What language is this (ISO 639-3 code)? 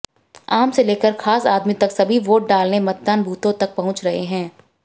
hin